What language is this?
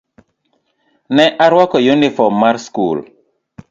Luo (Kenya and Tanzania)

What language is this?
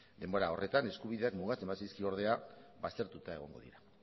Basque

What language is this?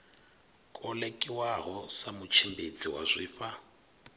Venda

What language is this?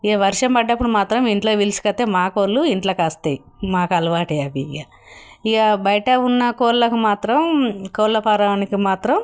Telugu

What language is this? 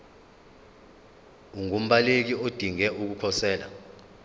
Zulu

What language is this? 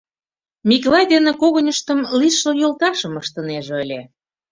Mari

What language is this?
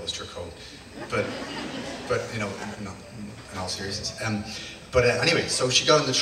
English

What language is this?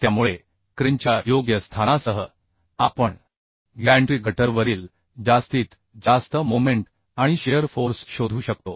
Marathi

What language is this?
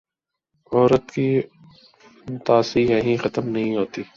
Urdu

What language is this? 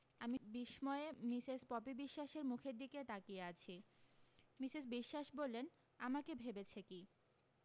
Bangla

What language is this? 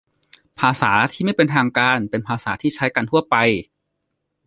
Thai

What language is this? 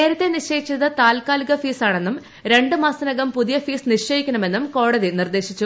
Malayalam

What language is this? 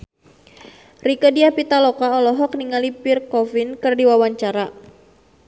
Sundanese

